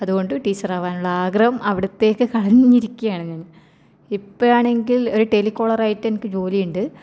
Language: Malayalam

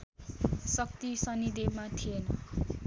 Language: Nepali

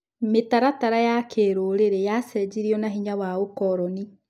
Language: Kikuyu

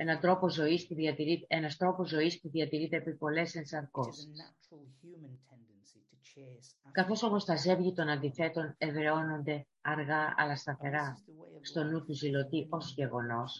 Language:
Greek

